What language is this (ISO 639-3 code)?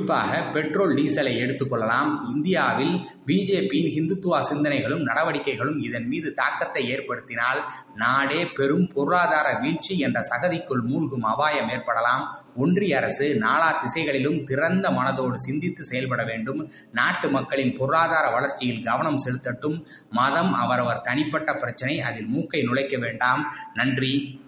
tam